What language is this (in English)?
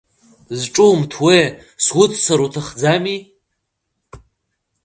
Abkhazian